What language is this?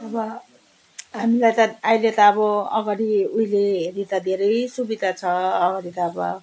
Nepali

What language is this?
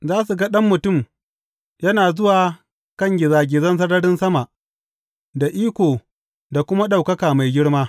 Hausa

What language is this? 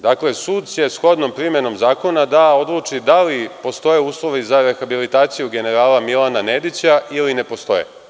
Serbian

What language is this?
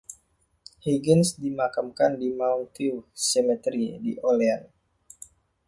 Indonesian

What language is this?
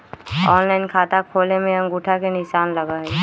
Magahi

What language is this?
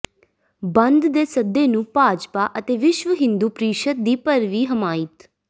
Punjabi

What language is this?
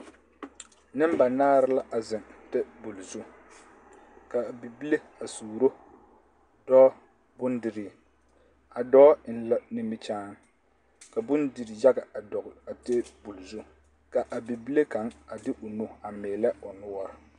Southern Dagaare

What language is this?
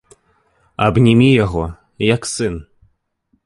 Belarusian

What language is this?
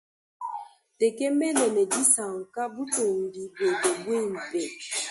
Luba-Lulua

